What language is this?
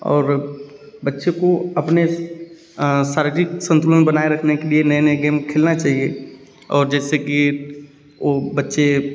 Hindi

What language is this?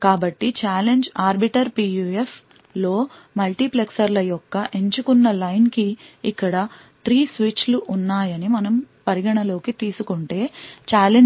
Telugu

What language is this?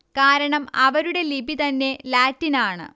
Malayalam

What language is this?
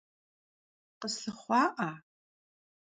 Kabardian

